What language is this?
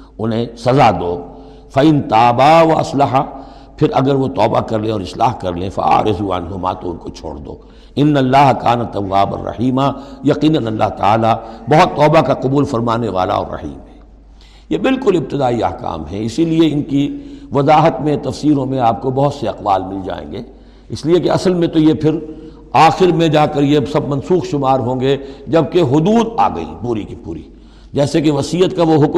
Urdu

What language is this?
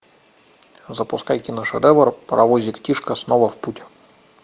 Russian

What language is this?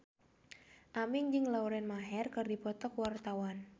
Sundanese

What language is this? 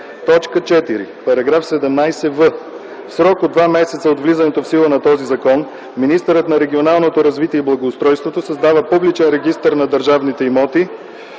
Bulgarian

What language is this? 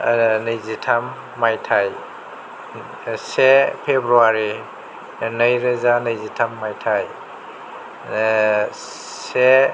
Bodo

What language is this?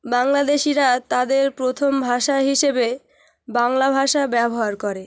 Bangla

